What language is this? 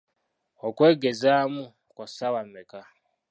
Ganda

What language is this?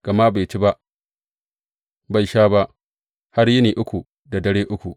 Hausa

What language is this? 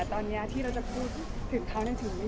Thai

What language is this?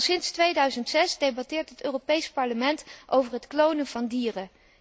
Dutch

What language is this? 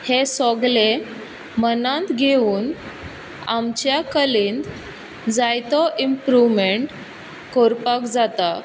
Konkani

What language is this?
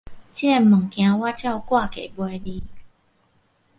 Min Nan Chinese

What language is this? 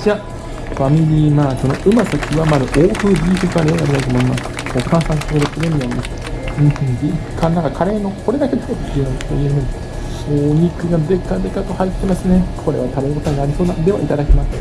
Japanese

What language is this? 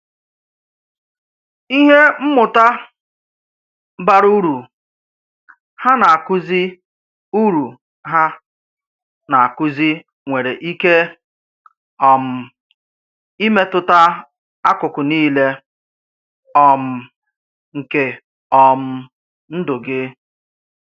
Igbo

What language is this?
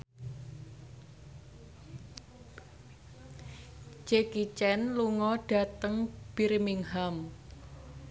Javanese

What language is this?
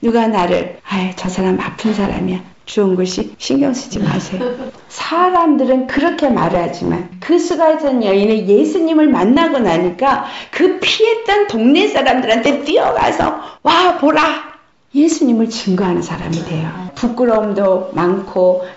Korean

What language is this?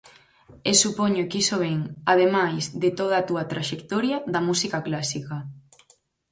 Galician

